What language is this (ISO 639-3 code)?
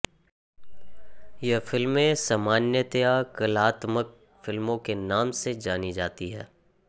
hin